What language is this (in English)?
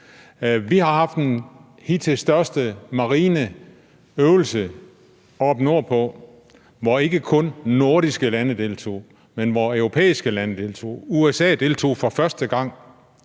Danish